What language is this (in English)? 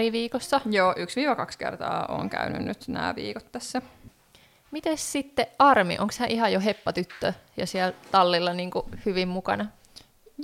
Finnish